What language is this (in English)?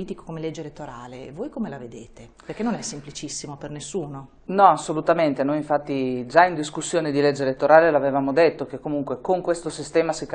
Italian